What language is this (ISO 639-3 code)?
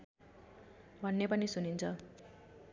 nep